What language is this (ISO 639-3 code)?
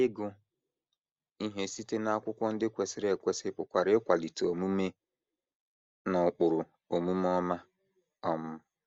ibo